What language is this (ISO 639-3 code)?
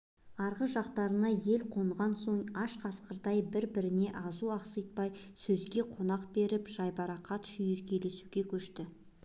kaz